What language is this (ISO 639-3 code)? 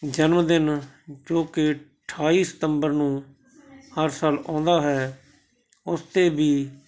pan